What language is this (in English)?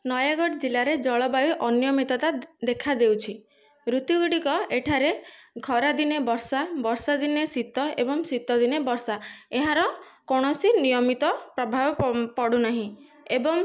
Odia